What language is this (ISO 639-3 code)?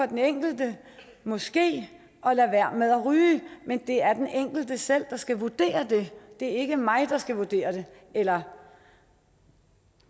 dan